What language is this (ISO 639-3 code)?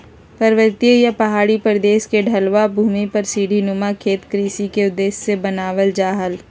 mag